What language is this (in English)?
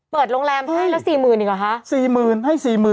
Thai